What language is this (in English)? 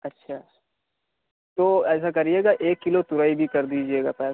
Urdu